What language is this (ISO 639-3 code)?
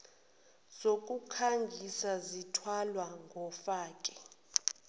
zul